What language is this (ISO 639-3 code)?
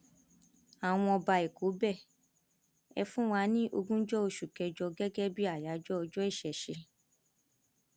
yor